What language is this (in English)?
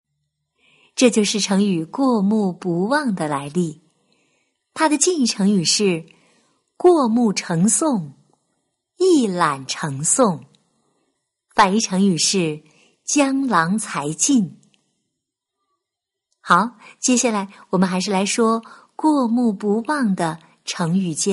Chinese